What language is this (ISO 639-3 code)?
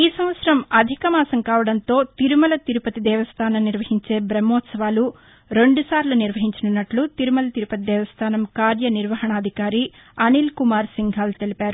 tel